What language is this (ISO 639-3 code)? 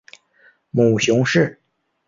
zho